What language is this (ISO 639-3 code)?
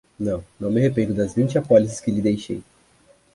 por